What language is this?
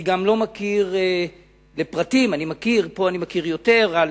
Hebrew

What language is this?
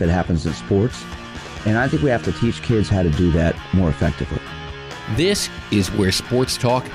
English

